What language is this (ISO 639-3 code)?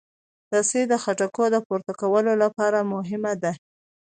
pus